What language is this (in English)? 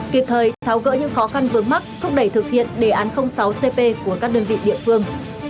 Vietnamese